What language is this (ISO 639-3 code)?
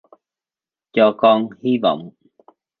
vie